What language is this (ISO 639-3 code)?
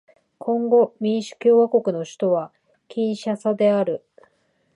jpn